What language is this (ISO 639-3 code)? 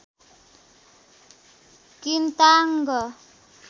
nep